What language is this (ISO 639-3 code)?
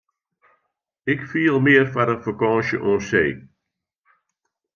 fry